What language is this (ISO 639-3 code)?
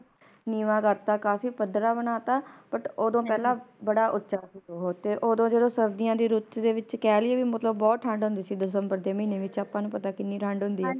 pan